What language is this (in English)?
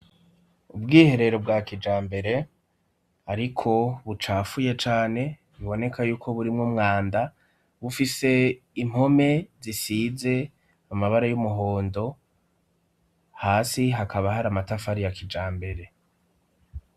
Rundi